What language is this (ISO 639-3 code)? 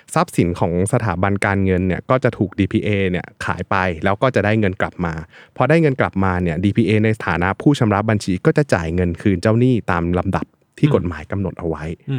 tha